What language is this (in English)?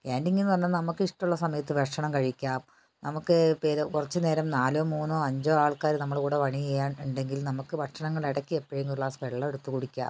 Malayalam